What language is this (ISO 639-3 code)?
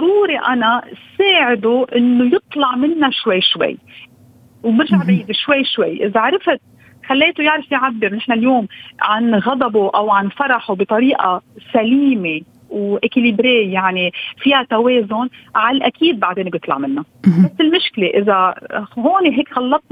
ara